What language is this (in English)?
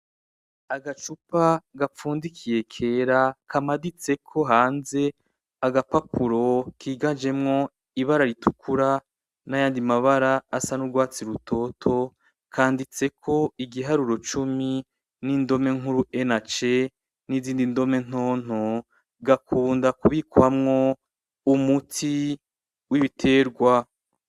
Rundi